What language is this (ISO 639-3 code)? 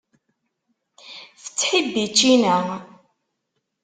kab